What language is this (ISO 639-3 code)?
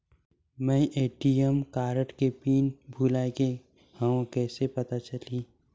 hne